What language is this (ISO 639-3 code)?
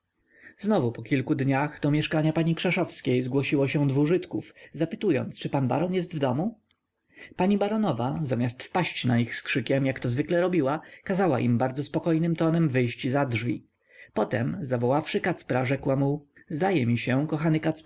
pol